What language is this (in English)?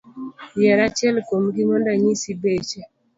Luo (Kenya and Tanzania)